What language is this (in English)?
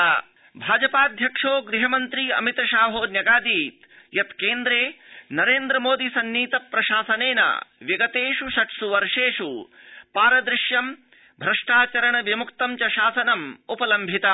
Sanskrit